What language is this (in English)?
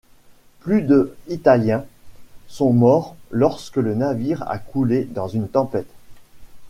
French